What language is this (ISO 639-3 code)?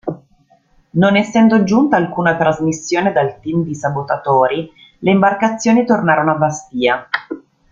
ita